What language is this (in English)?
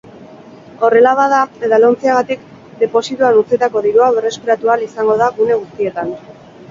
Basque